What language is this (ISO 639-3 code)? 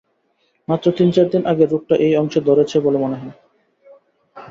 ben